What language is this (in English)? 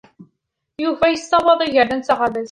Kabyle